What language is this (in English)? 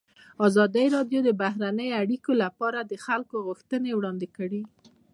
Pashto